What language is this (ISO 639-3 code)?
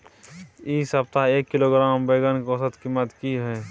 mai